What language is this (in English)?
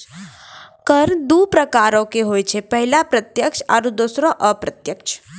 Maithili